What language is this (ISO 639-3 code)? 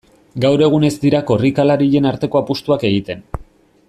eus